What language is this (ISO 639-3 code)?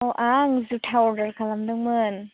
brx